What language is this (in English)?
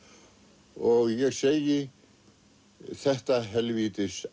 Icelandic